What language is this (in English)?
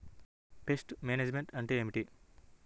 Telugu